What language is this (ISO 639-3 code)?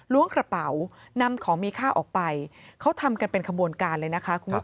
tha